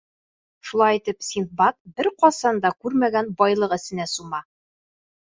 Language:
Bashkir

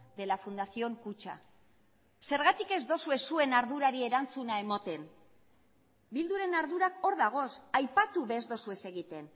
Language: Basque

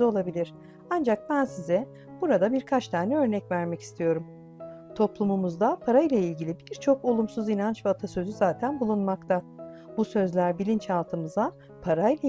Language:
Turkish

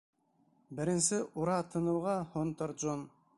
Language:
Bashkir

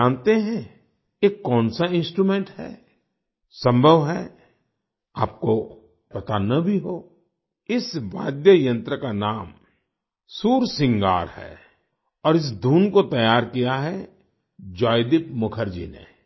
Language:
Hindi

